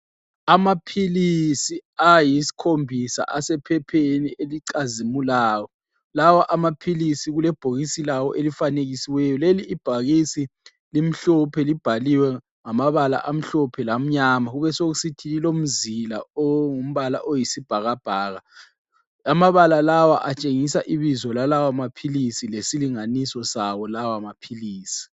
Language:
North Ndebele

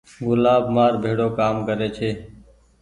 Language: Goaria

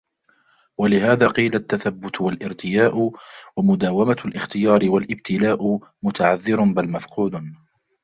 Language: Arabic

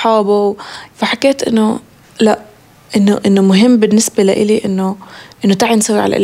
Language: Arabic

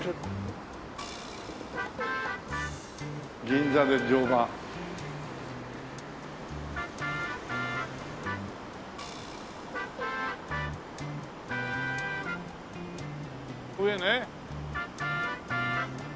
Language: Japanese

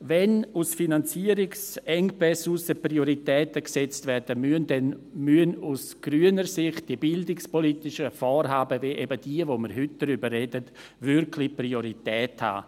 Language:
Swiss German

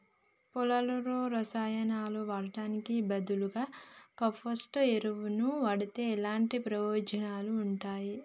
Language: Telugu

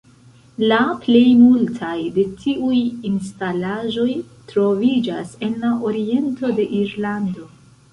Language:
Esperanto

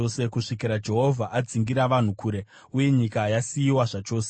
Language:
Shona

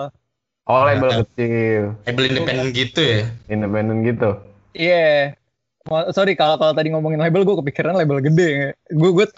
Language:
Indonesian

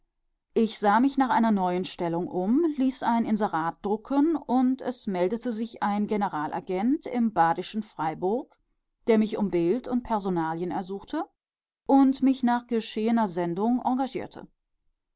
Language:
German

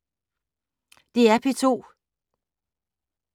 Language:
Danish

